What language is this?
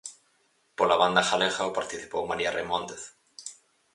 Galician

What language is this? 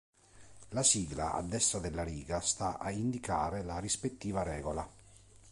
Italian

